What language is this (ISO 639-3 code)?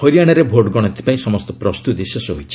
ori